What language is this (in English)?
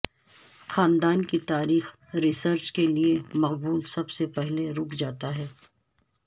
Urdu